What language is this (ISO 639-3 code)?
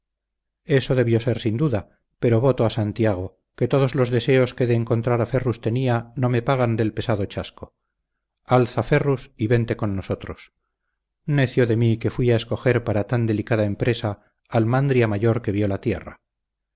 spa